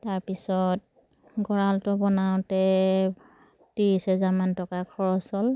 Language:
Assamese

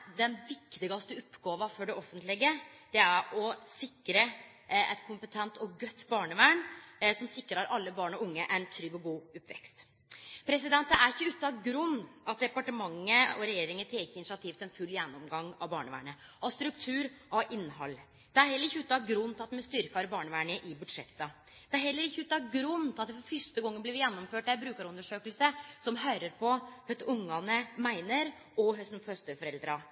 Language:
Norwegian Nynorsk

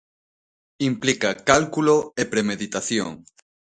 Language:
Galician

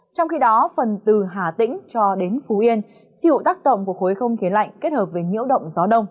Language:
Vietnamese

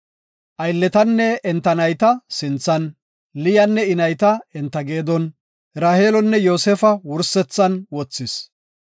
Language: Gofa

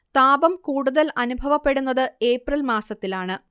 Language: Malayalam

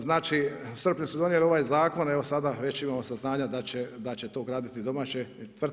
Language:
Croatian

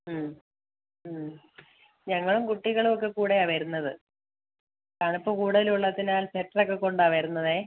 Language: Malayalam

